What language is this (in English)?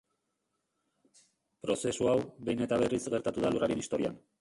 Basque